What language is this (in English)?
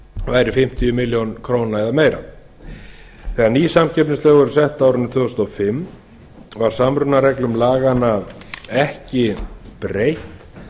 Icelandic